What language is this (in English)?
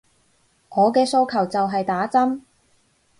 Cantonese